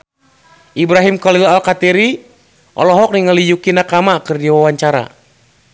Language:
Sundanese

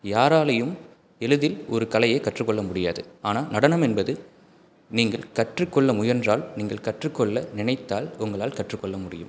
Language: Tamil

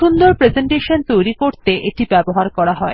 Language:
Bangla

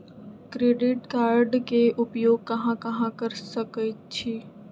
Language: Magahi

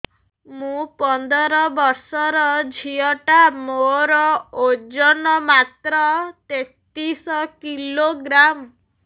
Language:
Odia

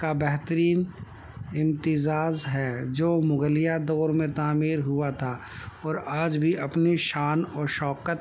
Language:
Urdu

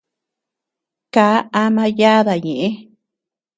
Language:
Tepeuxila Cuicatec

